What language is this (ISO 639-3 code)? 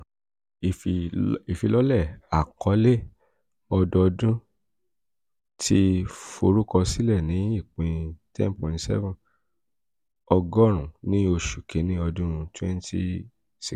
yor